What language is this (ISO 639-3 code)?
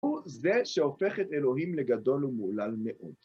heb